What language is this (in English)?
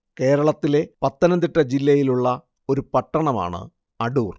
Malayalam